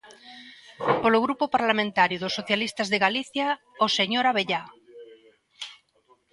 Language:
Galician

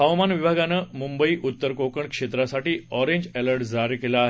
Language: Marathi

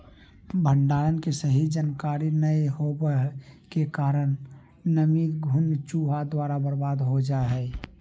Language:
Magahi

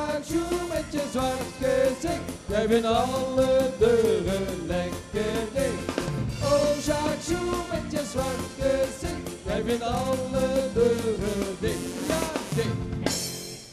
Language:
Dutch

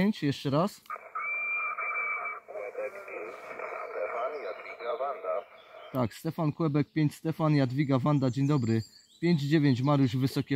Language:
Polish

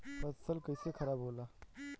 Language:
Bhojpuri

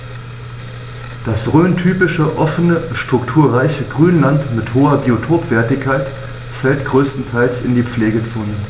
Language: German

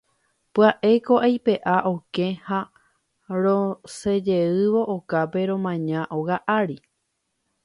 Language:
Guarani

